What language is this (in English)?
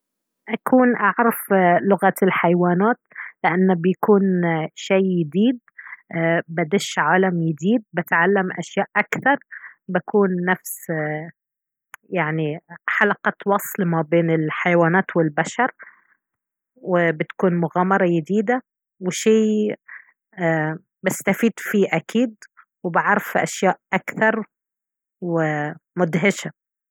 Baharna Arabic